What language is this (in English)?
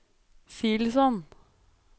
Norwegian